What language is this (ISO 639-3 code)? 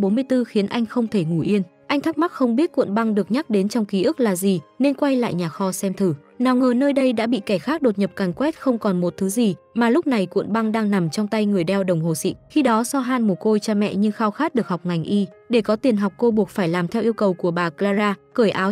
vie